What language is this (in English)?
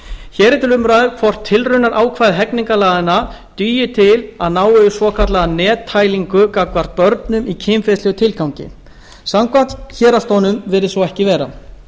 Icelandic